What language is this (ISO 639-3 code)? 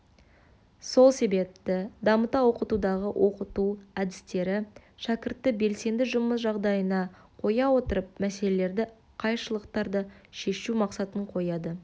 kaz